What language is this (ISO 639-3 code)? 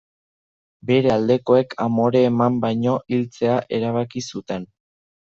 eus